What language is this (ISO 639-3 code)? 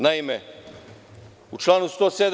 srp